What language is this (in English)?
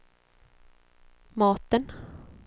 Swedish